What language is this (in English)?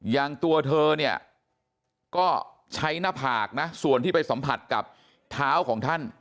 Thai